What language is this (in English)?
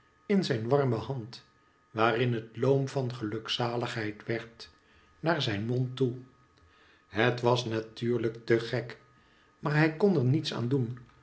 Dutch